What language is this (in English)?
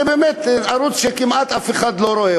Hebrew